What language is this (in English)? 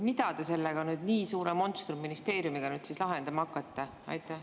Estonian